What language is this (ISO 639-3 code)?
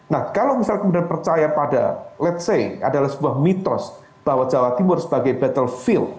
ind